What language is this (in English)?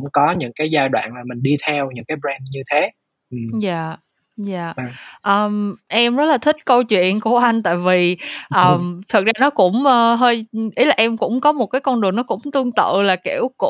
Vietnamese